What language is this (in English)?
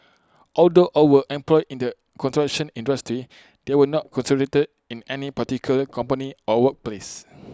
English